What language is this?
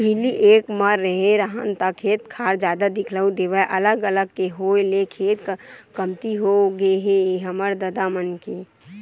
Chhattisgarhi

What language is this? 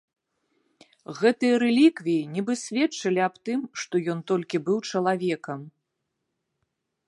Belarusian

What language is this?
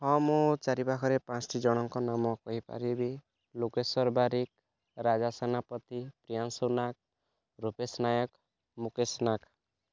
Odia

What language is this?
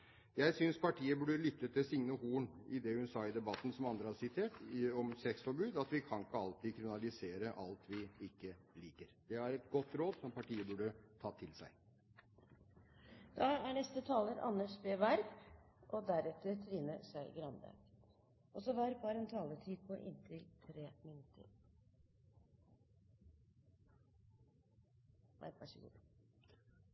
Norwegian Bokmål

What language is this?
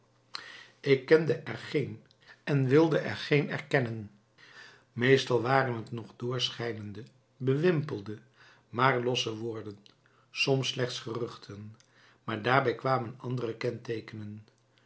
Dutch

